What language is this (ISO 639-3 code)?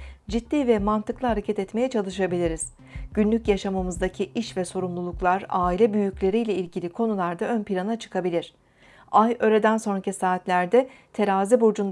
tur